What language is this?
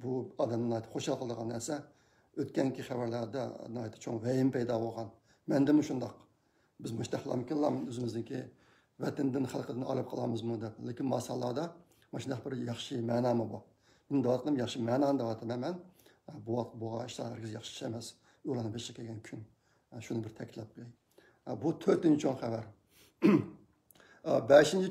Turkish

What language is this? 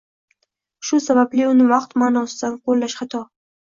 Uzbek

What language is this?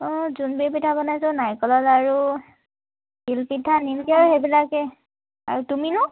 Assamese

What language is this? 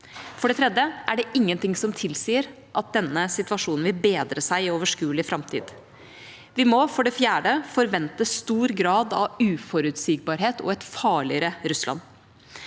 Norwegian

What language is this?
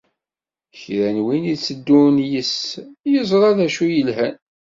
Kabyle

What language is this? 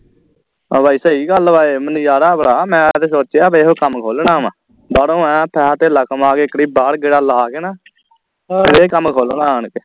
Punjabi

